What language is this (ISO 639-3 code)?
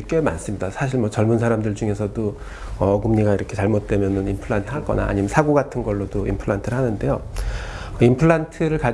kor